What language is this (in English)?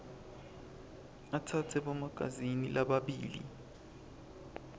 Swati